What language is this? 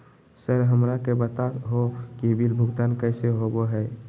Magahi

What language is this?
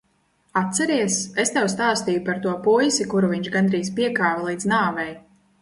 Latvian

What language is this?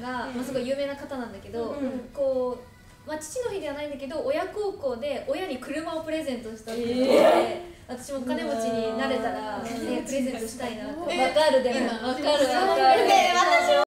Japanese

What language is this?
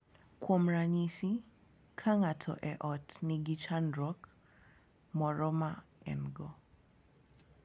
Luo (Kenya and Tanzania)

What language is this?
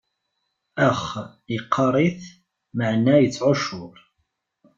Kabyle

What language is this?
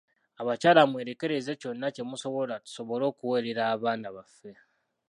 Ganda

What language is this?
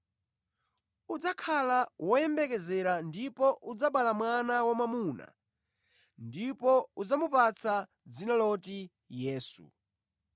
Nyanja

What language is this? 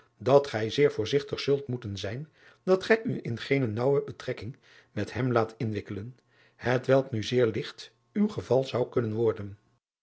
Dutch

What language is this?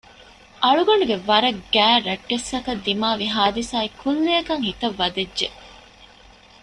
Divehi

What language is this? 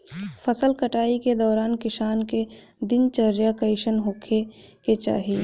Bhojpuri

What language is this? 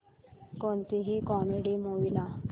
Marathi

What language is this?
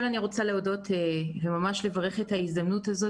Hebrew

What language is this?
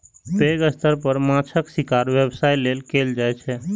Maithili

